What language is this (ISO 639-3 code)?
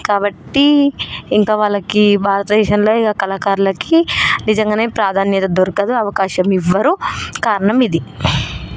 tel